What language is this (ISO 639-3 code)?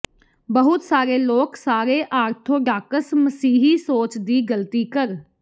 pan